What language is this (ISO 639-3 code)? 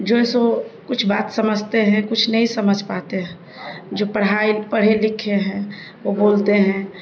urd